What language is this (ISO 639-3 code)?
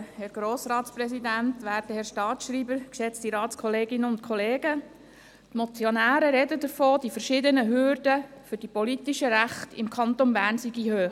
gsw